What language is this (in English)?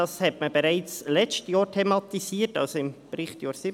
Swiss German